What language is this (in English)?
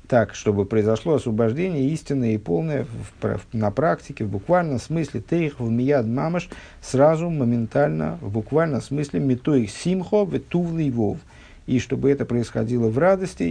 Russian